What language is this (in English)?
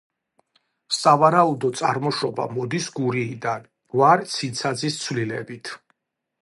Georgian